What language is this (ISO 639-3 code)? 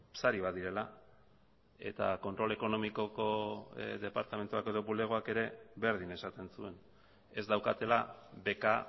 eus